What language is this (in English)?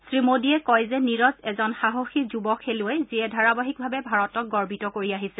Assamese